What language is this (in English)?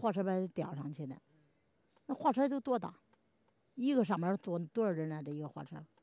Chinese